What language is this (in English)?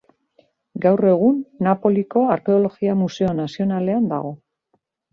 Basque